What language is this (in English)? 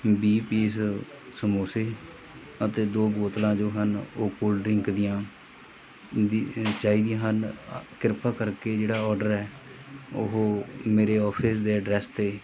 Punjabi